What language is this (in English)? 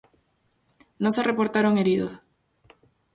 Spanish